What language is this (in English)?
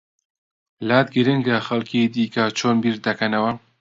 Central Kurdish